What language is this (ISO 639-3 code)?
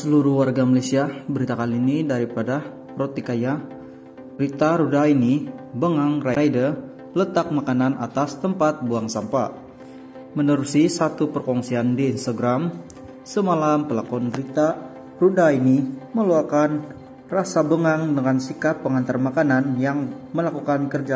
ind